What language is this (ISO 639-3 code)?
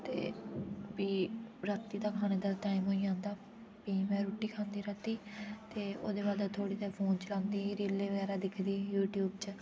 doi